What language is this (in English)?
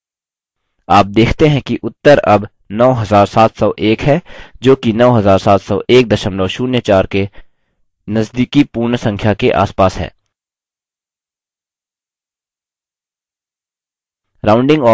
Hindi